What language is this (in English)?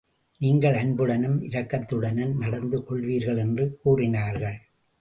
Tamil